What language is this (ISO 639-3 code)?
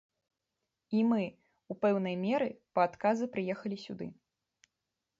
bel